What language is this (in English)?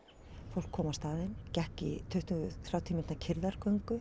Icelandic